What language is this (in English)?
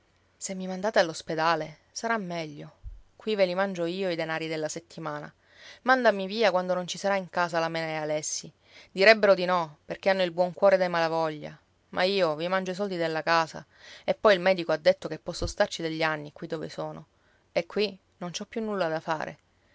Italian